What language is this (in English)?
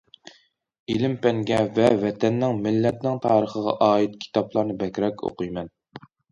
Uyghur